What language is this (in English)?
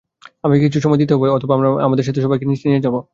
Bangla